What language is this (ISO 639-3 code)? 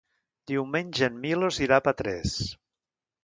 cat